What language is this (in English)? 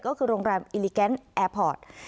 Thai